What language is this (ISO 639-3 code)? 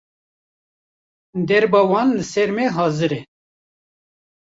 kur